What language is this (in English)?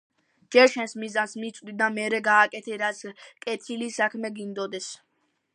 Georgian